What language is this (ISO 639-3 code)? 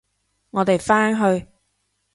yue